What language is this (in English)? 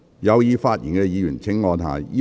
Cantonese